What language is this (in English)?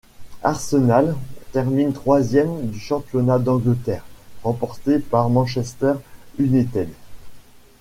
French